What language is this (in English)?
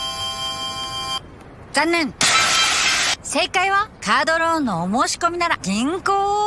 Japanese